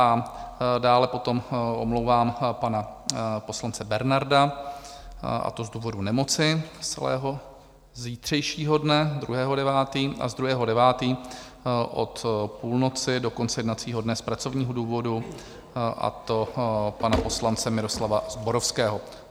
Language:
Czech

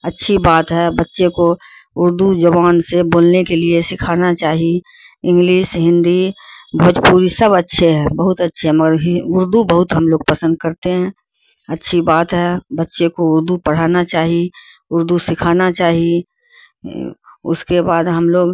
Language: Urdu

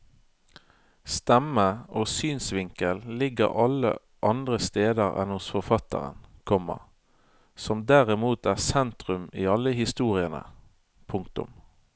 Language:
Norwegian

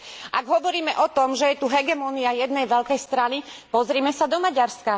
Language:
Slovak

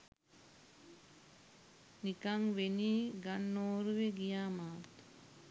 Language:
Sinhala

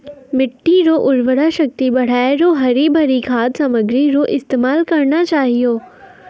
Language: Maithili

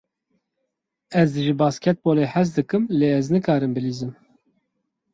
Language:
Kurdish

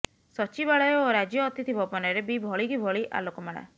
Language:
Odia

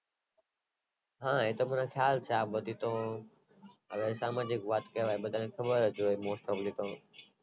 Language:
Gujarati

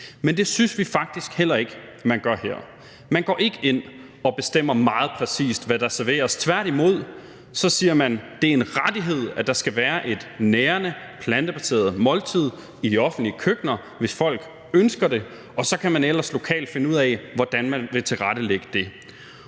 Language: Danish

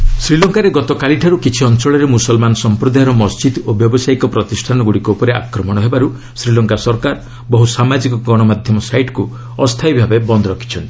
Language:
Odia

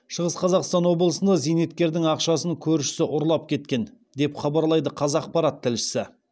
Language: Kazakh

